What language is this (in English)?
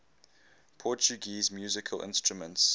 English